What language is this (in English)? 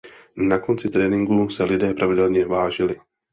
Czech